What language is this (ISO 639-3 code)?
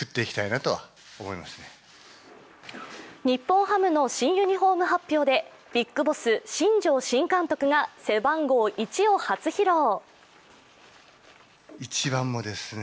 jpn